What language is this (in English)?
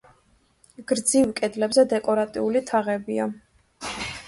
Georgian